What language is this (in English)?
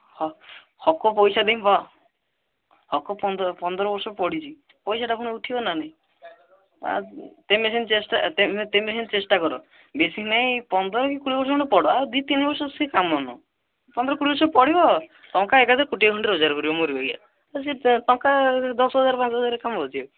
Odia